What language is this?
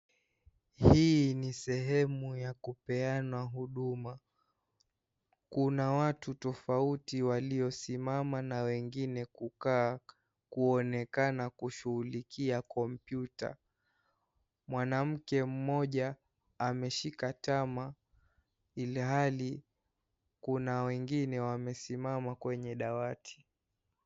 Swahili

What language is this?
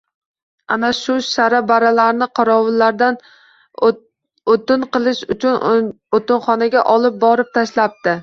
Uzbek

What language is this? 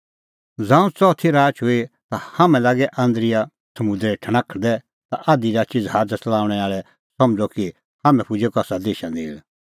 Kullu Pahari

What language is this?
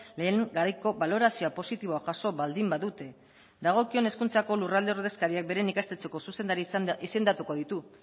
Basque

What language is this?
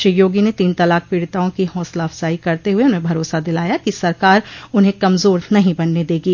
Hindi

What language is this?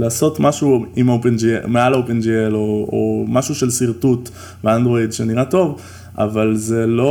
Hebrew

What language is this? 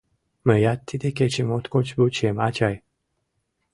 Mari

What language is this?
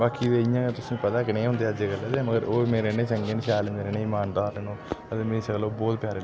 Dogri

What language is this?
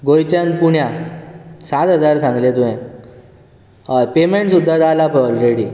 Konkani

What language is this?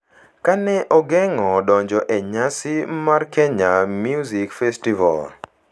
Luo (Kenya and Tanzania)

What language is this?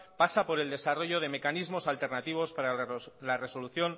Spanish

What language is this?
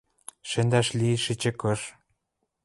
Western Mari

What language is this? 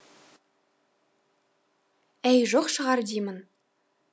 Kazakh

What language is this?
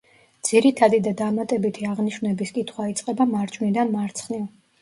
Georgian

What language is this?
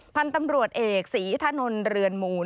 Thai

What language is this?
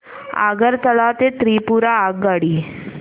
Marathi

